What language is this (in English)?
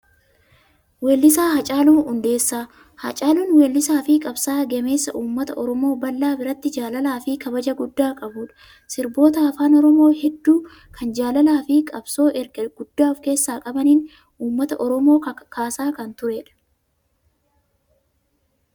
Oromo